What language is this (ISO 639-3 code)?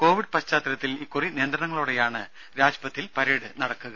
mal